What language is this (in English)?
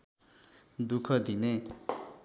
Nepali